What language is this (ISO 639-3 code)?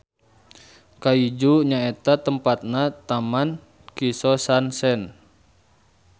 sun